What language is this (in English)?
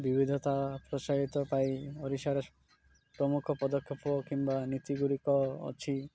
Odia